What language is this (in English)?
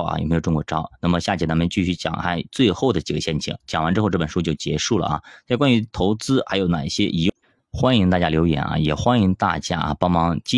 Chinese